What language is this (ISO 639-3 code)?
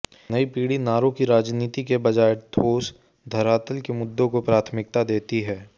hin